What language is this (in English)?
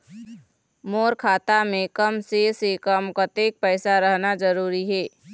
Chhattisgarhi